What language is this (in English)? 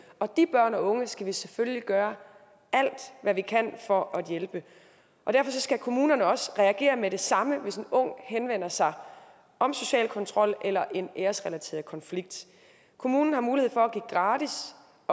Danish